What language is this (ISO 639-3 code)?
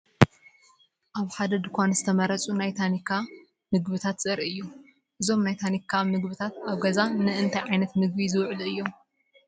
tir